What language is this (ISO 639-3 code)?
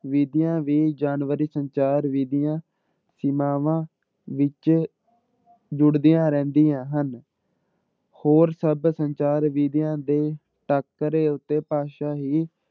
pan